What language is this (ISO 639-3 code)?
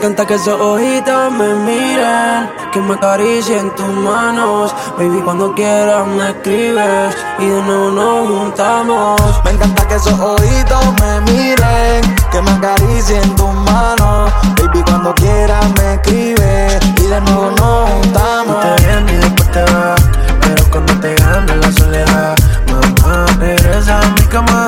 spa